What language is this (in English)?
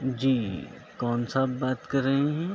Urdu